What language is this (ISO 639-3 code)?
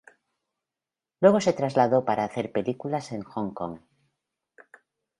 spa